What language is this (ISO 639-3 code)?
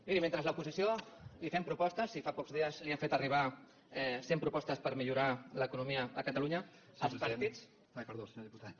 cat